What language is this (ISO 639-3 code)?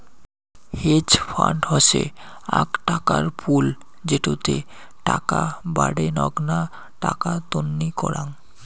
ben